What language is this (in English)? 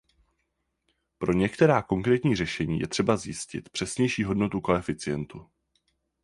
Czech